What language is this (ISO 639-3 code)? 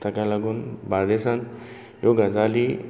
kok